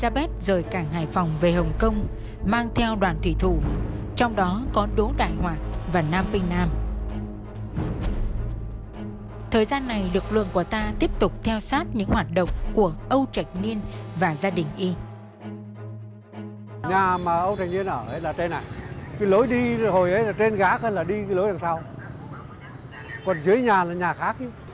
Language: Vietnamese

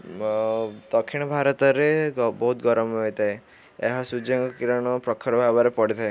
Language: Odia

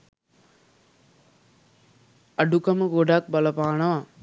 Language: Sinhala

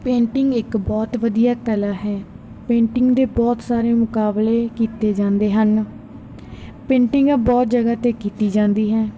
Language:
Punjabi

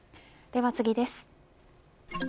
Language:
Japanese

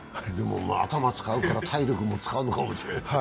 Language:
Japanese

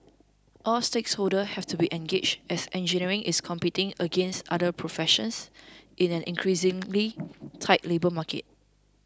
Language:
English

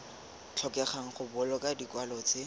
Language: Tswana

